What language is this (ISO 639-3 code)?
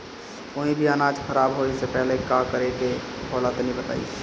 bho